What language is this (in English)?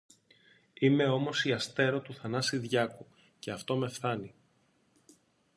Greek